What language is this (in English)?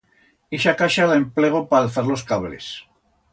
Aragonese